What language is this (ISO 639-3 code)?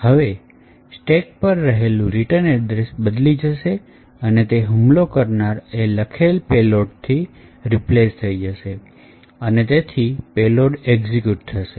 guj